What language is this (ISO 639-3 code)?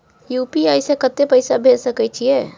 mai